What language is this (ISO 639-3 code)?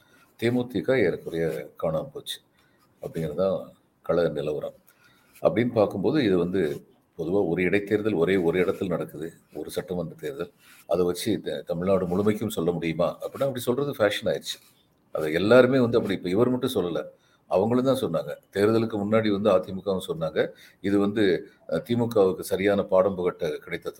tam